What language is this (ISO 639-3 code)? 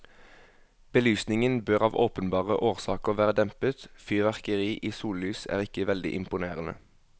nor